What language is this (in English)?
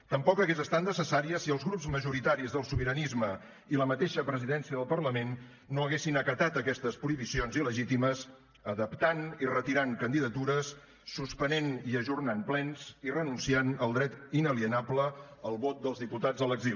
Catalan